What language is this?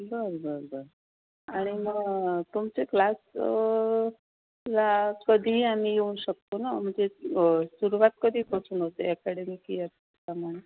Marathi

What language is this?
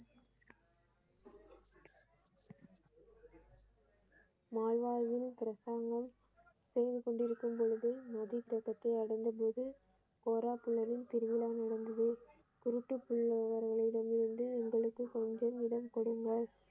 Tamil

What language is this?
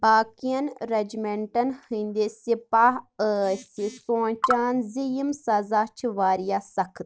Kashmiri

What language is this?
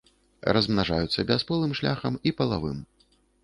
Belarusian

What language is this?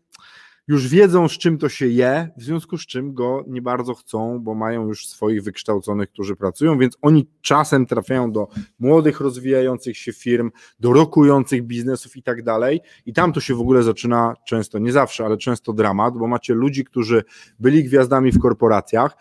Polish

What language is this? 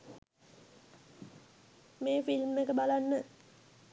Sinhala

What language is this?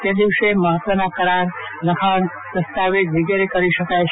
Gujarati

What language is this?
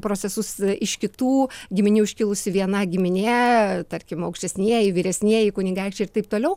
Lithuanian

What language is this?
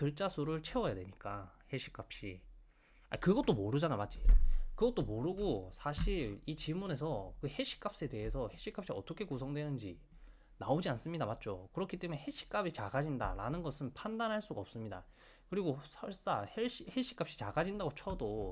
Korean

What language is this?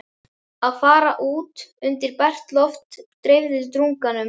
Icelandic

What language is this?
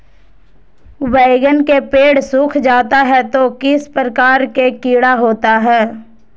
Magahi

